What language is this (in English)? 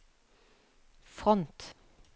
Norwegian